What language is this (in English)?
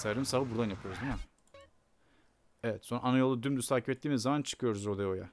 Turkish